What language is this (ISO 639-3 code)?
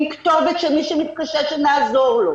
heb